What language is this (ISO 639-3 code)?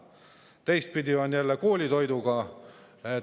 est